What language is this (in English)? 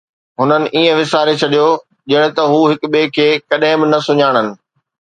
Sindhi